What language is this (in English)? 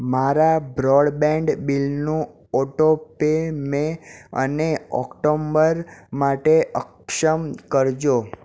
Gujarati